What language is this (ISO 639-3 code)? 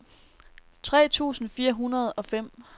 dan